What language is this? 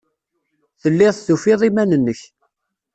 Kabyle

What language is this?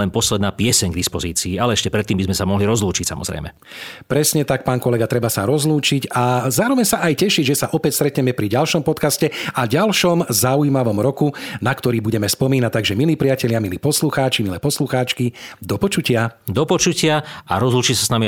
Slovak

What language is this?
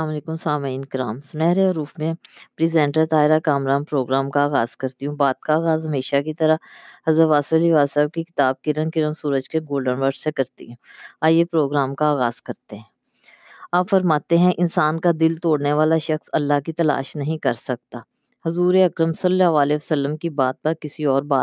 Urdu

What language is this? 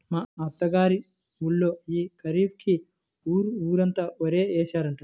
Telugu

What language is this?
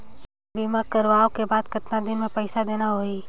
Chhattisgarhi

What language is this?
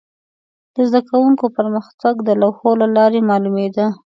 Pashto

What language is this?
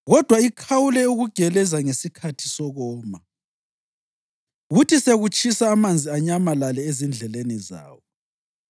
North Ndebele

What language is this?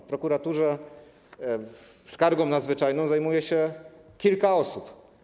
Polish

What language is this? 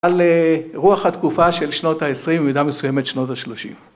Hebrew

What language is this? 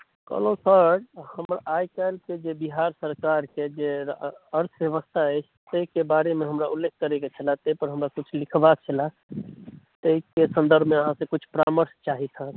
Maithili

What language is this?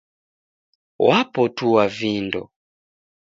Taita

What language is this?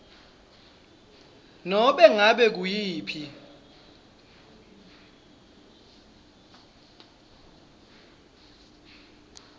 Swati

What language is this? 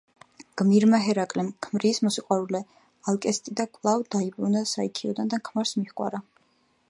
Georgian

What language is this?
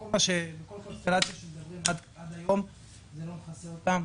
Hebrew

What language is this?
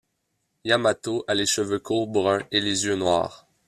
French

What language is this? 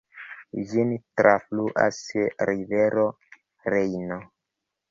Esperanto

